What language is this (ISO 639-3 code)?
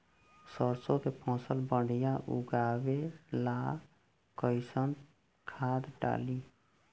bho